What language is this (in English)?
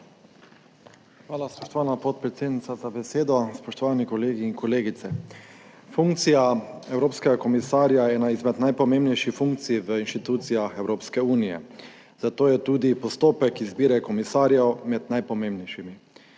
Slovenian